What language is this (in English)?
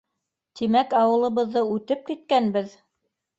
Bashkir